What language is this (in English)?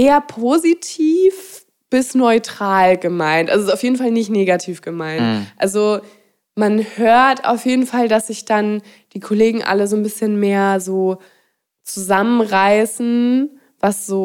German